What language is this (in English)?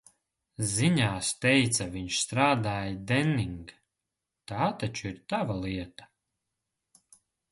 Latvian